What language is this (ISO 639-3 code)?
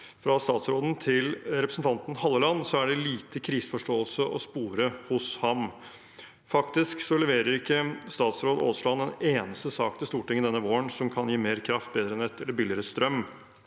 nor